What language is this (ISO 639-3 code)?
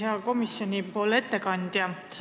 est